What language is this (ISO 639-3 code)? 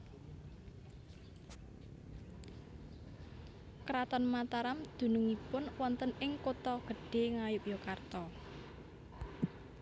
jav